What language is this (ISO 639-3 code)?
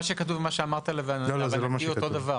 heb